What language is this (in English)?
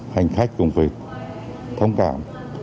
Vietnamese